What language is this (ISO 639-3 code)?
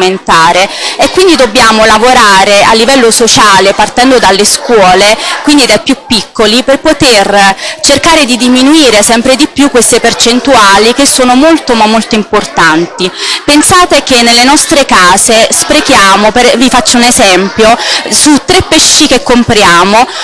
ita